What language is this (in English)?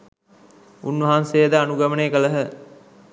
Sinhala